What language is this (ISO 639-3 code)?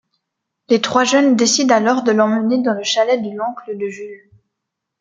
fra